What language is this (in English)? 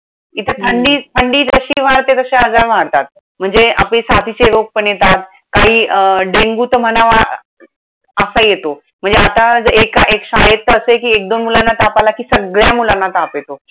Marathi